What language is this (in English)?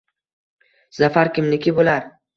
Uzbek